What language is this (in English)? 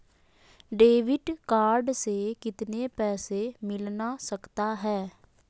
Magahi